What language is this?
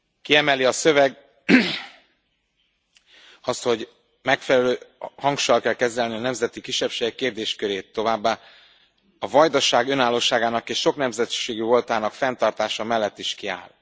Hungarian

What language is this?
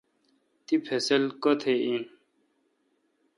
Kalkoti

